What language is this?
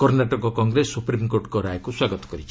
Odia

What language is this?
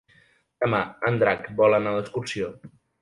Catalan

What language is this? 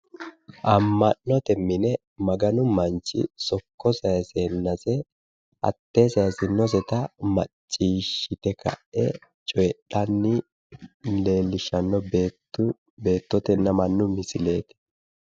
Sidamo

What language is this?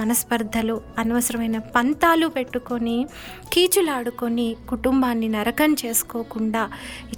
Telugu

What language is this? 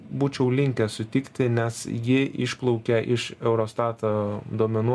Lithuanian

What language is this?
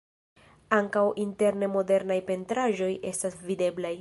Esperanto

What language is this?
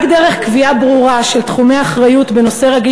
Hebrew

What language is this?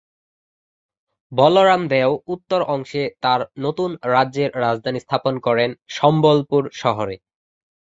Bangla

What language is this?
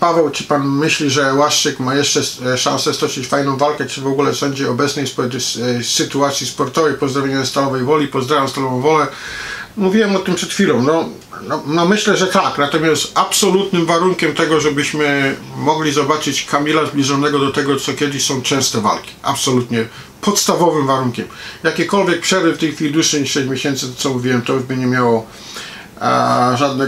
Polish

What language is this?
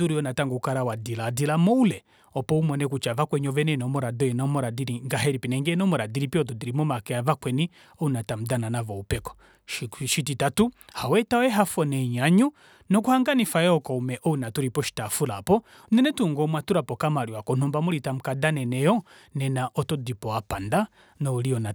Kuanyama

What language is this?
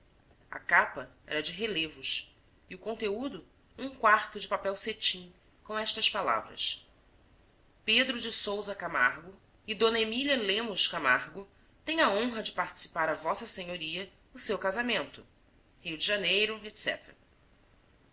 Portuguese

